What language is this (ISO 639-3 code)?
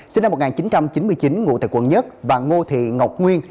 vie